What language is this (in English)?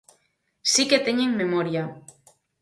Galician